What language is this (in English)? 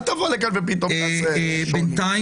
Hebrew